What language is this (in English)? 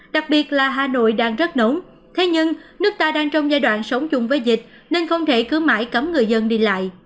Vietnamese